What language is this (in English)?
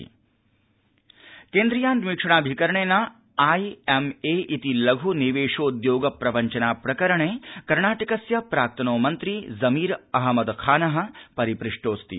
Sanskrit